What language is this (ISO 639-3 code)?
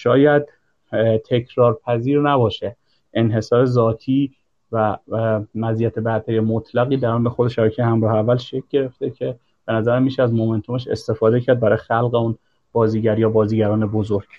fas